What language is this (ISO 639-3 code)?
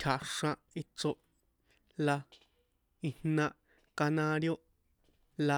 poe